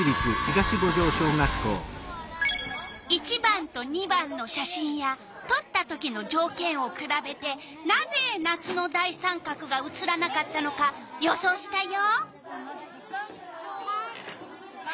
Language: Japanese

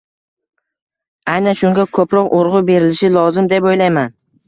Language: Uzbek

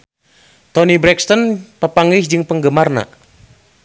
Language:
Sundanese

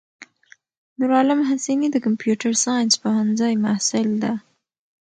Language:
Pashto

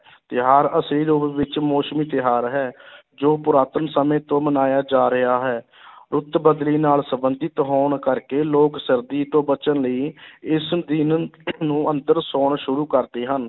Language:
Punjabi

